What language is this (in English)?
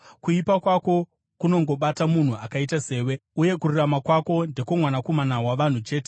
Shona